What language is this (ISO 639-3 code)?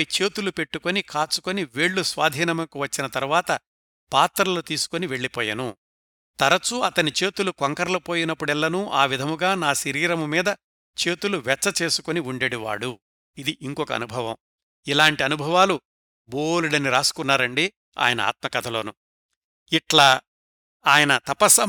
tel